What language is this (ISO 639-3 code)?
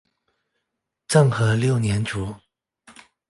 zho